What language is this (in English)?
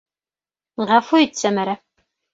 Bashkir